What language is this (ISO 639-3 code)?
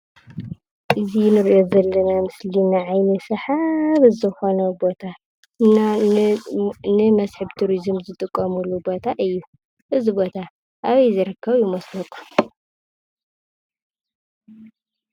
tir